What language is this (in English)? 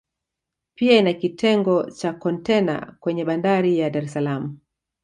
Swahili